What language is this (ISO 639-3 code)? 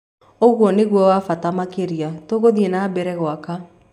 kik